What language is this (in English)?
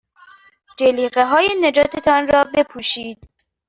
Persian